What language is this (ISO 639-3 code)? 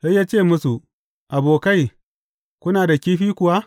hau